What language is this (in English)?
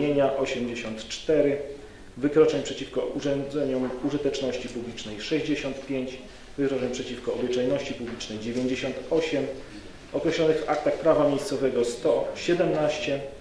Polish